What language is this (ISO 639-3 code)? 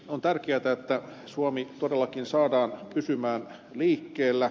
fin